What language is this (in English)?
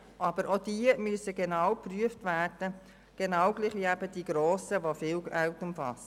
Swiss German